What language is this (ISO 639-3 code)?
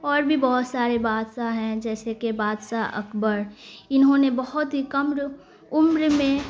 urd